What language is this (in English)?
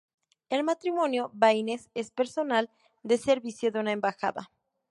Spanish